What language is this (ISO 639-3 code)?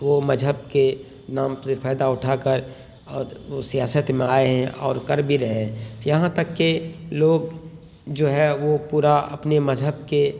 urd